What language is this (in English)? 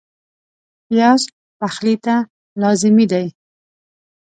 Pashto